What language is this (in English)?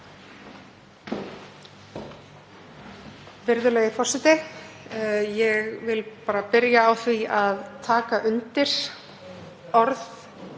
Icelandic